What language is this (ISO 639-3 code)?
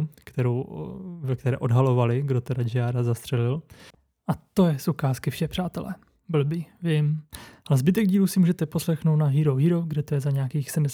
ces